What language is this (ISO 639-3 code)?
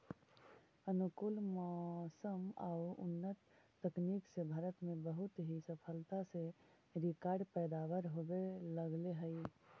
mag